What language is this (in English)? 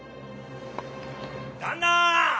Japanese